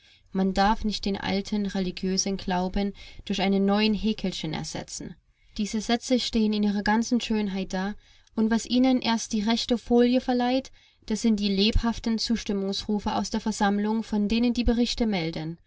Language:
German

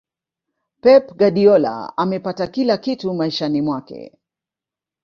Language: Swahili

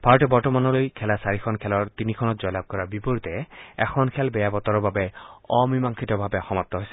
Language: Assamese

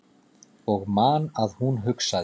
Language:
Icelandic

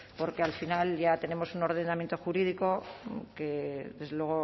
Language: Spanish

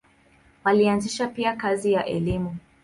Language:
Swahili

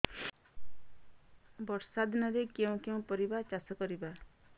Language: Odia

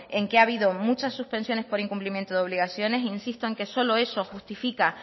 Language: Spanish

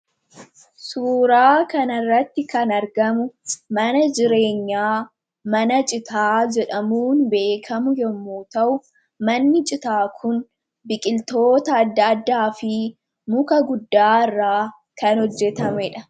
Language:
Oromo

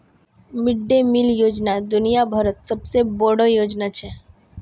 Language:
Magahi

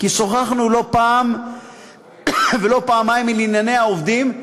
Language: Hebrew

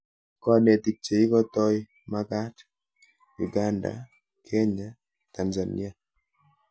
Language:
Kalenjin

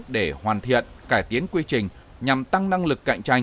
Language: Vietnamese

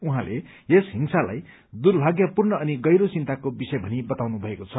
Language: Nepali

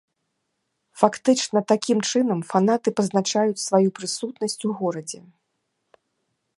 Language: Belarusian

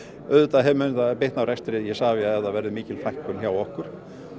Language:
Icelandic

